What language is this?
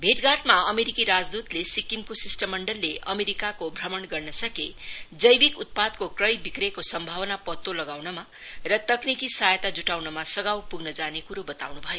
Nepali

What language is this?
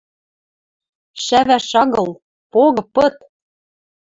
Western Mari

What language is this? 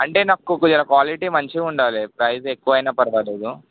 Telugu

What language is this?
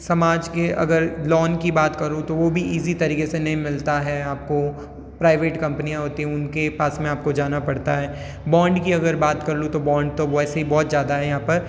Hindi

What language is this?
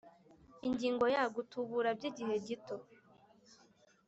Kinyarwanda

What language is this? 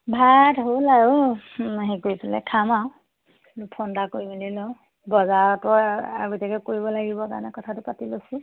Assamese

